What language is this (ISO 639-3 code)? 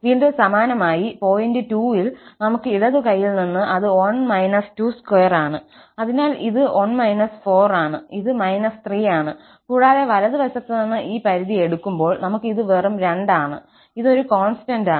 mal